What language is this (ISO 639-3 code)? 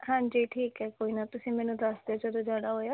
pan